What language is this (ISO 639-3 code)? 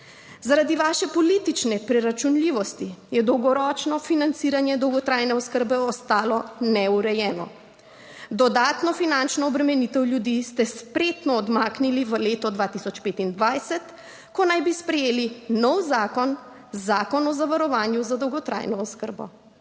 slv